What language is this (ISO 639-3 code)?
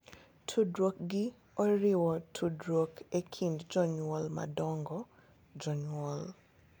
luo